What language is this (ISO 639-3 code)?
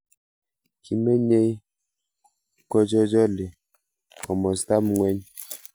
kln